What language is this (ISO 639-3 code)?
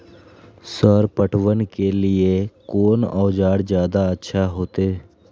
mai